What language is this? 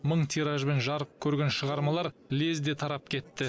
Kazakh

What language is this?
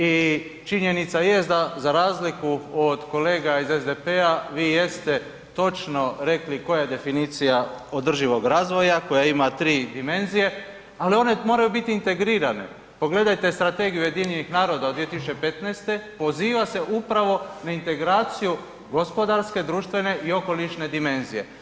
Croatian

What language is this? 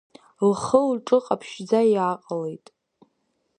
Abkhazian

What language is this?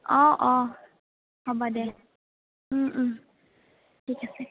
Assamese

